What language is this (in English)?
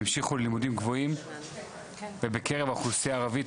Hebrew